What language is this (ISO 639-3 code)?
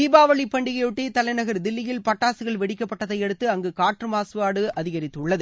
tam